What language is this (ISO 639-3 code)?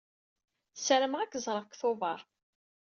kab